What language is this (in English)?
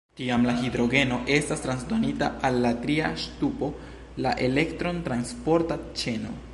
Esperanto